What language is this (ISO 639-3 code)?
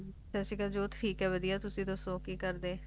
pan